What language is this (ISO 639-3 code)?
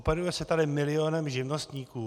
ces